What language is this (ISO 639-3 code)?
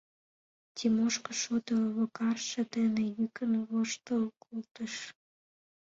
chm